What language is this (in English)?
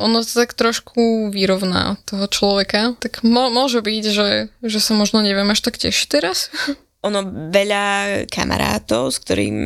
Slovak